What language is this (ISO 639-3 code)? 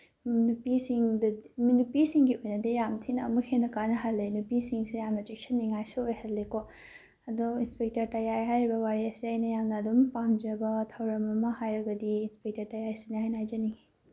mni